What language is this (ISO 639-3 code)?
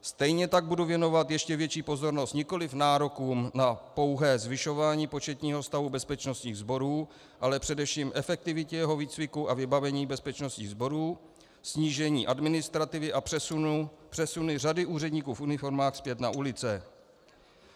ces